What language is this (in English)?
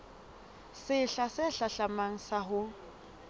Southern Sotho